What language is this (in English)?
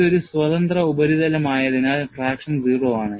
Malayalam